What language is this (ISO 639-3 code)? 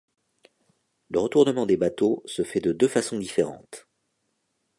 fra